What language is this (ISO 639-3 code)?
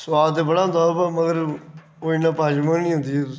doi